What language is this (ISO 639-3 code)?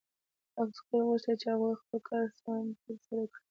pus